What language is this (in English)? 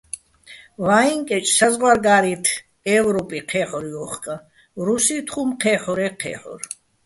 Bats